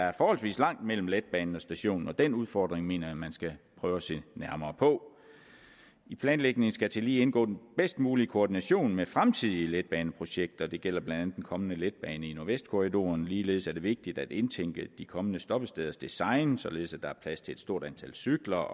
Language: Danish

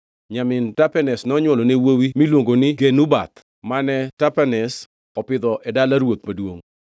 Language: Luo (Kenya and Tanzania)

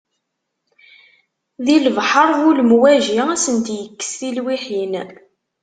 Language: Kabyle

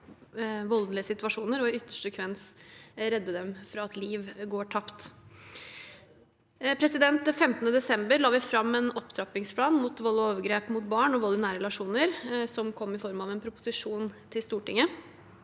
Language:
Norwegian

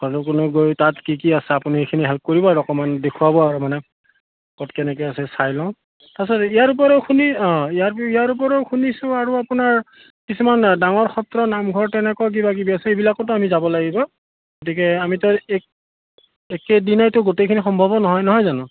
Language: Assamese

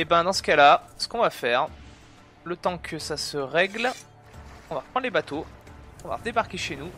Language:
French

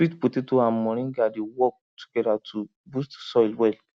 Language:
Nigerian Pidgin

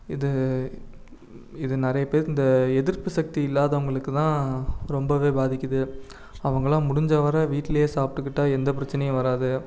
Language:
Tamil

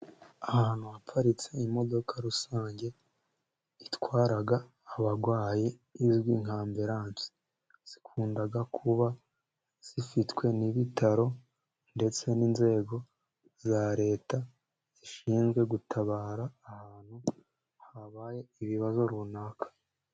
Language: Kinyarwanda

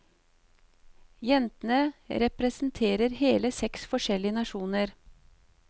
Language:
Norwegian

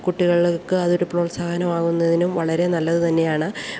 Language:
Malayalam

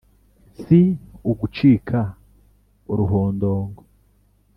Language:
Kinyarwanda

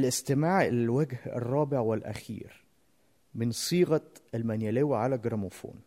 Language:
Arabic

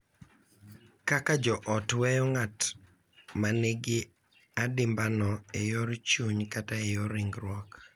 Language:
Luo (Kenya and Tanzania)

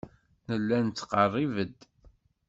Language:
Kabyle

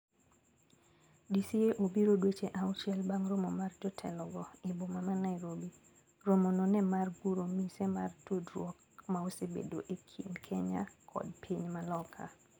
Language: Luo (Kenya and Tanzania)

